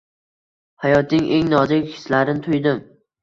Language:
Uzbek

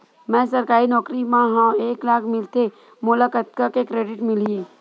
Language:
Chhattisgarhi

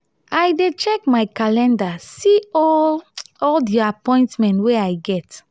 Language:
Nigerian Pidgin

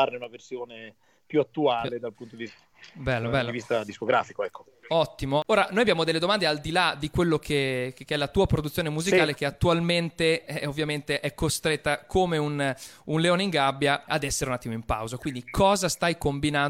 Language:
Italian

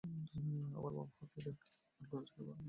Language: Bangla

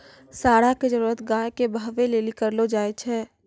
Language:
Maithili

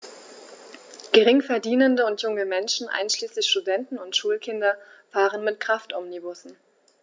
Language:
German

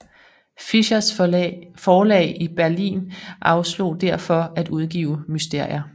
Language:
Danish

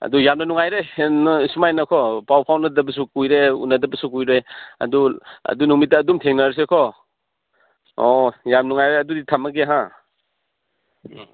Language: Manipuri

